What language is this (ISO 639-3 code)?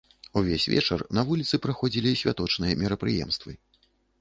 bel